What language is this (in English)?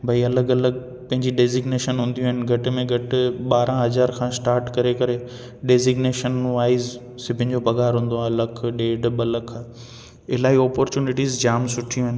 Sindhi